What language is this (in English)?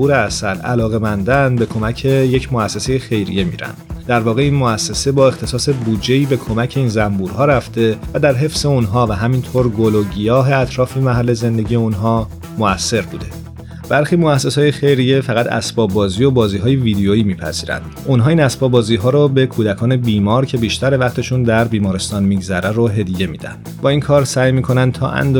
Persian